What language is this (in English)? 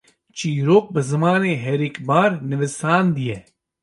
Kurdish